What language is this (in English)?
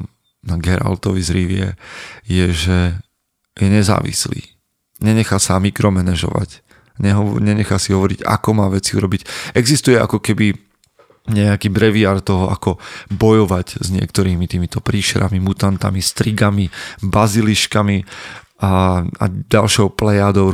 Slovak